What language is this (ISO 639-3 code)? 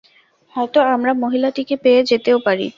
ben